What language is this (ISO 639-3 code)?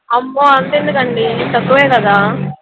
tel